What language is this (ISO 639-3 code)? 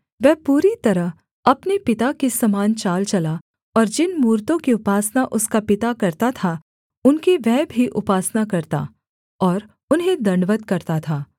hin